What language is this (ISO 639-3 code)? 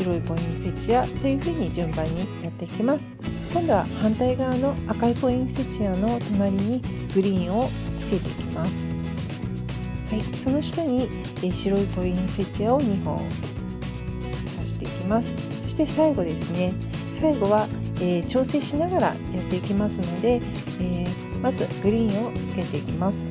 jpn